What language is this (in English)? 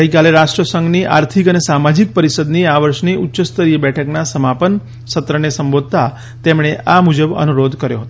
Gujarati